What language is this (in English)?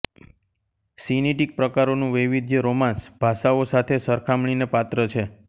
Gujarati